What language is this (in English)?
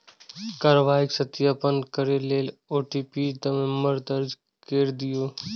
Maithili